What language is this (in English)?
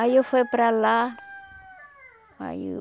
Portuguese